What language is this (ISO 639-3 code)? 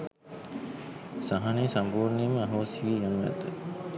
sin